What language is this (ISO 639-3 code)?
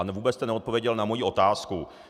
ces